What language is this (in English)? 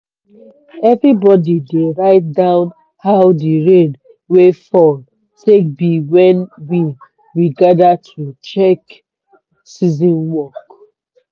Nigerian Pidgin